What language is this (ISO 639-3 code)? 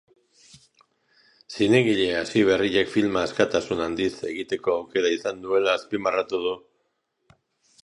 eus